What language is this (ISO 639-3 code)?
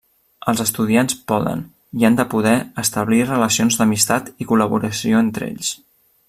cat